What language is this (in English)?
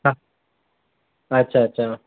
Sindhi